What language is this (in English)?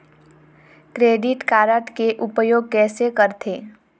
Chhattisgarhi